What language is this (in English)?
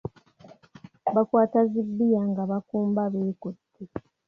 Ganda